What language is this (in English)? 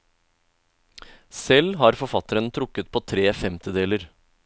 Norwegian